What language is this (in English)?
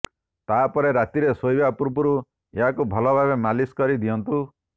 Odia